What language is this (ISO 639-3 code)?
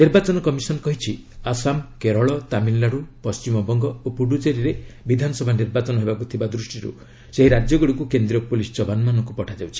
ori